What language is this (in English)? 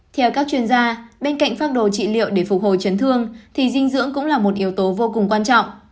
Vietnamese